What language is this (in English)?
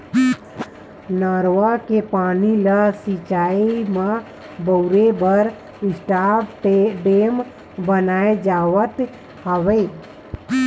Chhattisgarhi